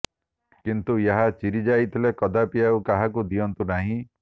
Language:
Odia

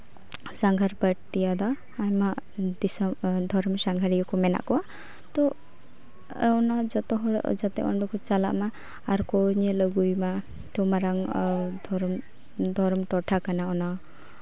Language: Santali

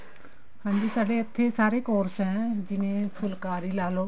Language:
Punjabi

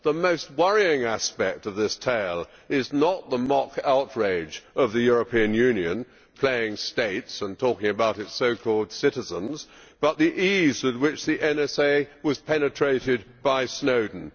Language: English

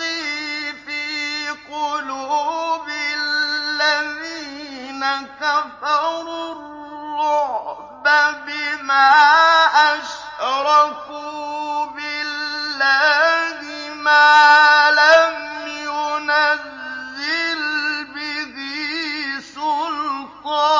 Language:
Arabic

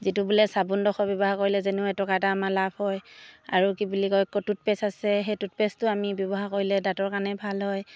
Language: Assamese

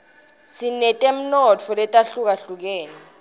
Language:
Swati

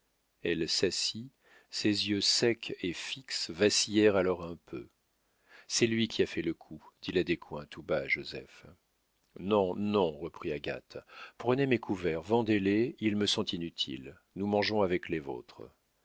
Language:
French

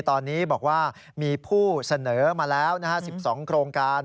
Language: Thai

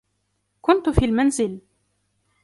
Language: Arabic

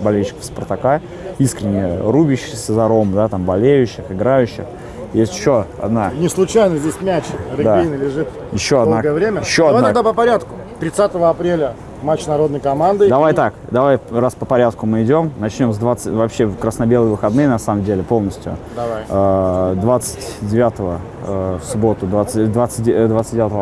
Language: Russian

